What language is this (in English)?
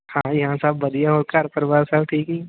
Punjabi